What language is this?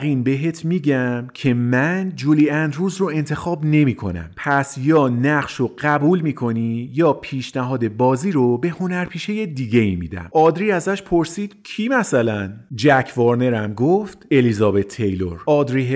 Persian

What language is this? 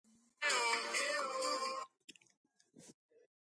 Georgian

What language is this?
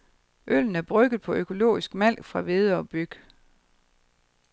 Danish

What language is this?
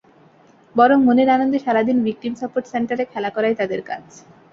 Bangla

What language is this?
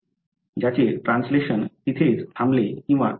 Marathi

